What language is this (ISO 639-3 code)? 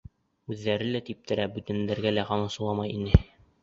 bak